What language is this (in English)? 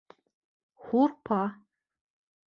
Bashkir